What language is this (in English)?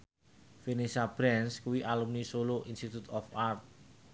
Javanese